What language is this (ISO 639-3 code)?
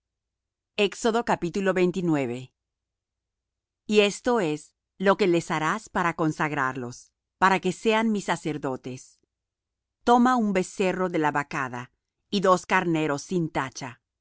spa